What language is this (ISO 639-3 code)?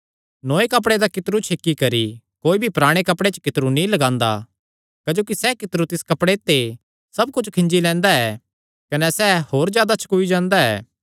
xnr